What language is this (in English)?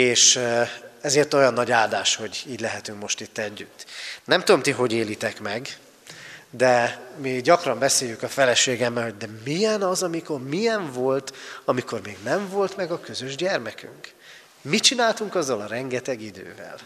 Hungarian